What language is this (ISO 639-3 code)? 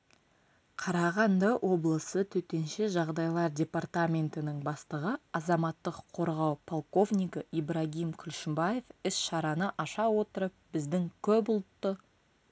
kaz